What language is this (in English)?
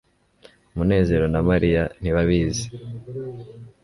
Kinyarwanda